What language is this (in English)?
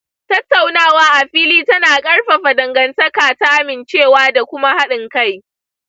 Hausa